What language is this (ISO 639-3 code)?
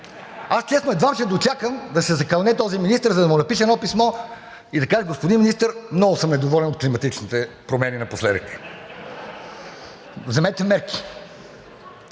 bul